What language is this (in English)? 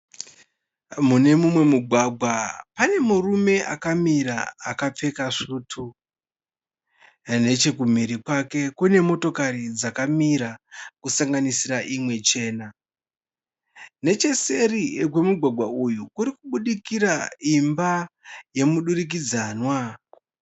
Shona